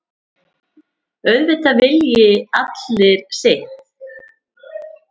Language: Icelandic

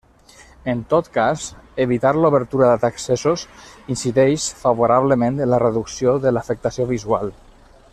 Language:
Catalan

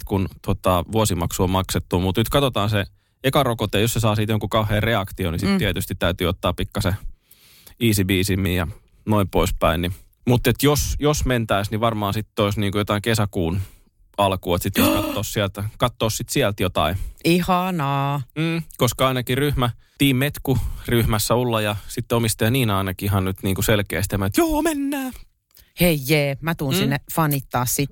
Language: Finnish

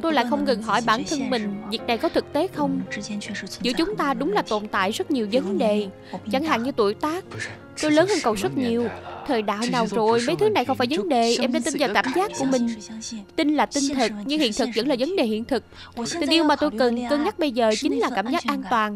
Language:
Vietnamese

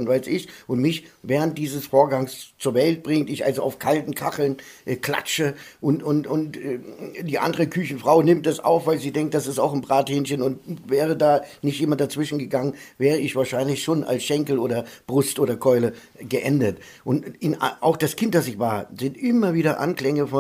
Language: German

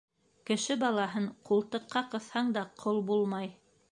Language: Bashkir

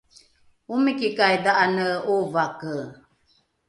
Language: Rukai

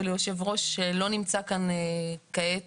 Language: Hebrew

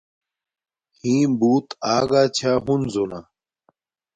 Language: Domaaki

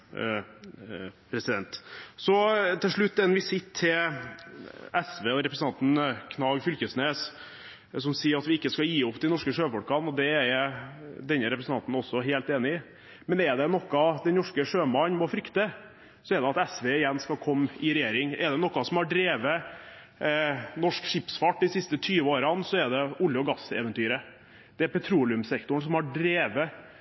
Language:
Norwegian Bokmål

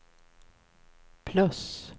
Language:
Swedish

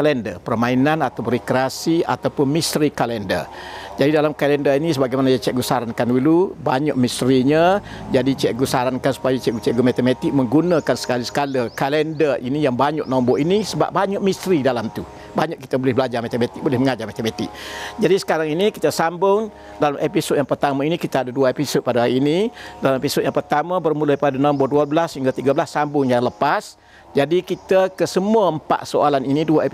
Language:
Malay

